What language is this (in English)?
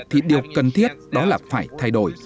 Vietnamese